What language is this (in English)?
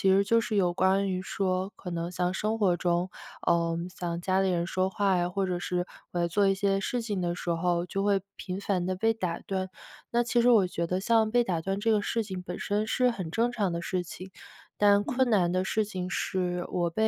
Chinese